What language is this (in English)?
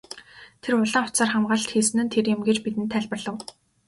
Mongolian